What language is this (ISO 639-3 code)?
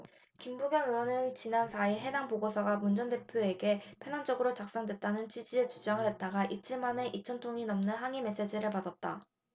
kor